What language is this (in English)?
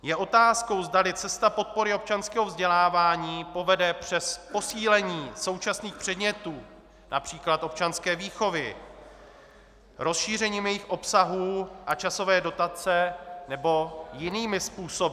Czech